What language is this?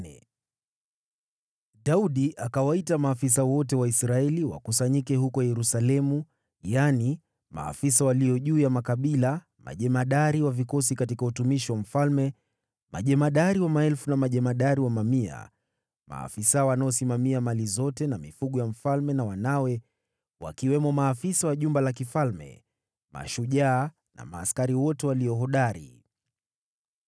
Swahili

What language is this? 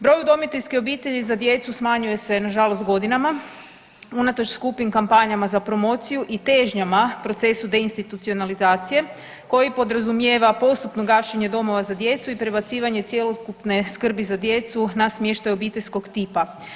Croatian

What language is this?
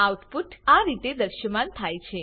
Gujarati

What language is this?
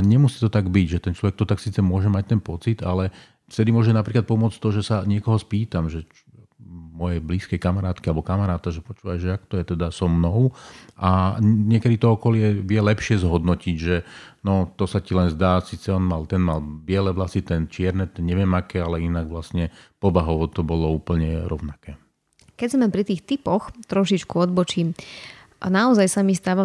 Slovak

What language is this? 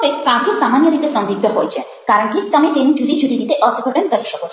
Gujarati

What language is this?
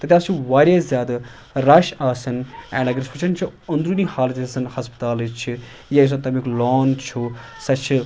Kashmiri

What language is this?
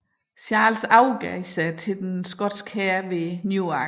Danish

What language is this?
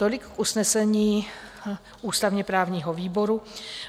Czech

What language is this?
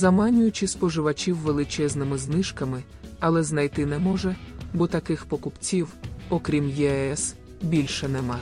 Ukrainian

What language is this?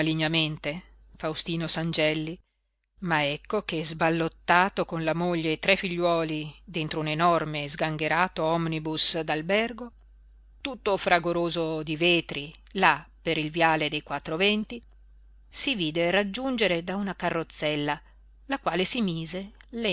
Italian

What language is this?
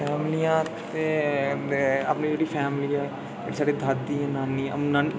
Dogri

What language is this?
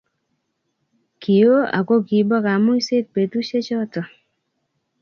Kalenjin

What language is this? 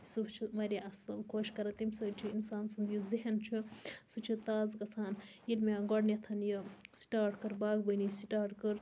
Kashmiri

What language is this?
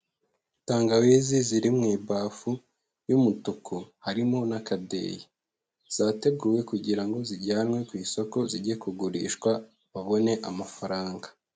Kinyarwanda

